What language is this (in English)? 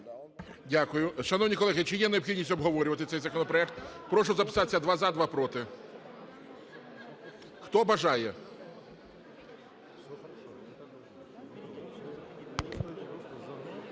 Ukrainian